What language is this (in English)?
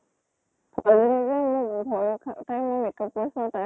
Assamese